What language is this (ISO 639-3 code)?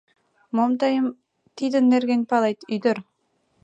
chm